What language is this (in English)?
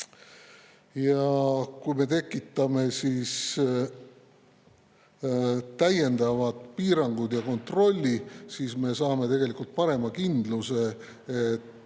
Estonian